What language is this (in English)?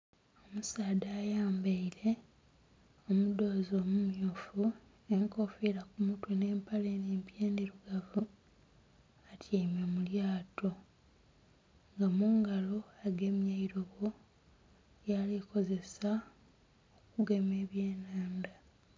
Soga